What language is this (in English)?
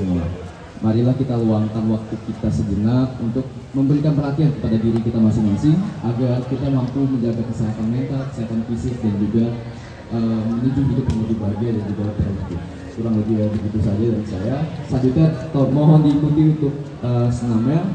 Indonesian